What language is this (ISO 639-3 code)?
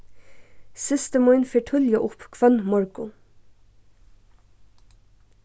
fao